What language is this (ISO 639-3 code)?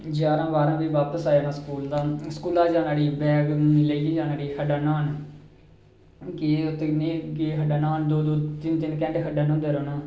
doi